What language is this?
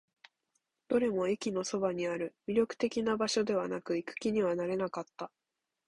Japanese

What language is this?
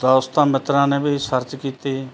Punjabi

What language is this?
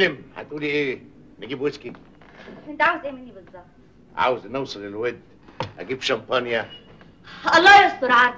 Arabic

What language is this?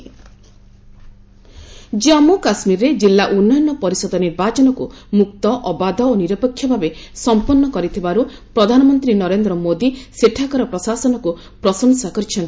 Odia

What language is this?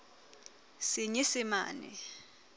Southern Sotho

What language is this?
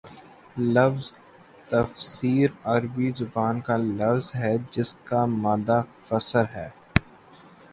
Urdu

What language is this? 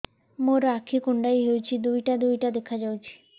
Odia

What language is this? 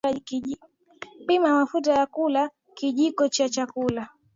Swahili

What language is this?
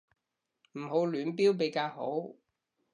Cantonese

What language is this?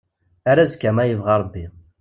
Kabyle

